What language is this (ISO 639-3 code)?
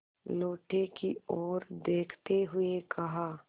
hin